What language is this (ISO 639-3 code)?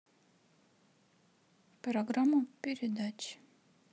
rus